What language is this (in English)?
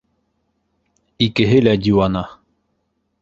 Bashkir